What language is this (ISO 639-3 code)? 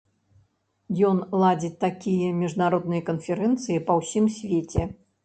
bel